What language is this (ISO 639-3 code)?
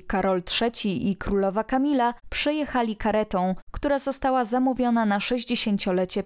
pol